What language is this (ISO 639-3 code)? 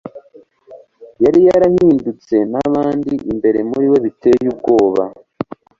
kin